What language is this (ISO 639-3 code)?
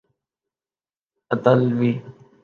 urd